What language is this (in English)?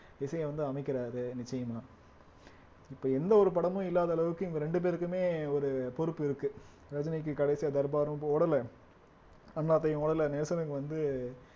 Tamil